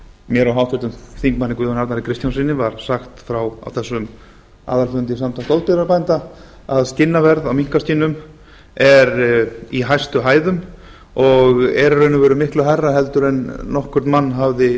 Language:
Icelandic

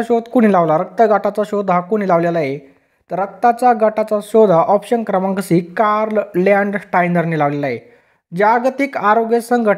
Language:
Hindi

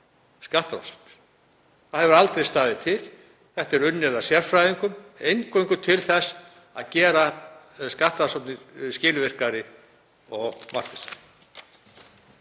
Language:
Icelandic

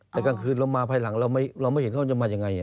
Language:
Thai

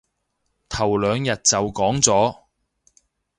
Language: Cantonese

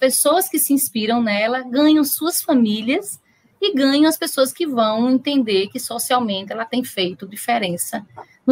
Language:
Portuguese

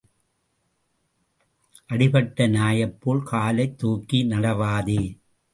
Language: Tamil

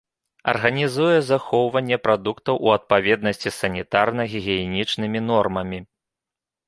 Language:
Belarusian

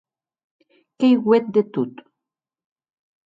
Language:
Occitan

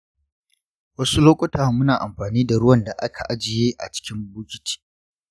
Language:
Hausa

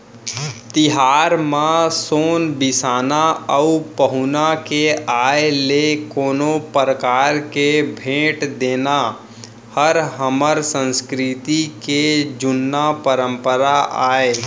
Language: Chhattisgarhi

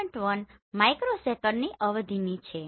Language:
Gujarati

